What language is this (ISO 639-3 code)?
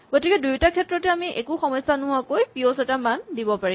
asm